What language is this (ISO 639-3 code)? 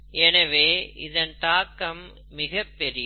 tam